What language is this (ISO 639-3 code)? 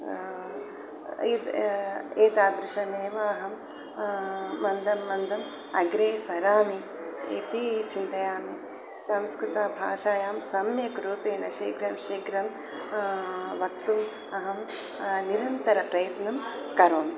san